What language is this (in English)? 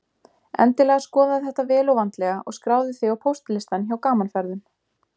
Icelandic